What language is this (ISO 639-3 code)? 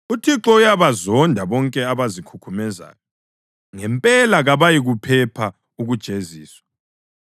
nde